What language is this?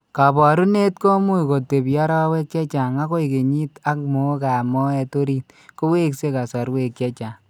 Kalenjin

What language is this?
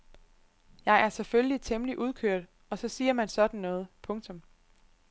Danish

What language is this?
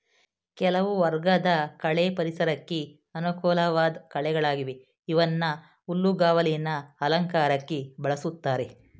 Kannada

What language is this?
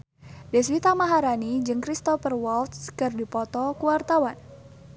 Sundanese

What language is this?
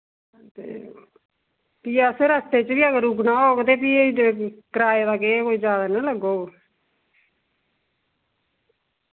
Dogri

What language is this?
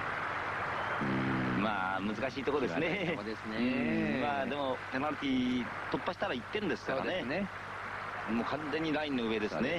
Japanese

